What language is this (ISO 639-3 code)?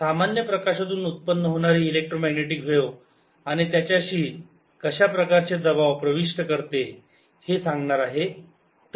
mar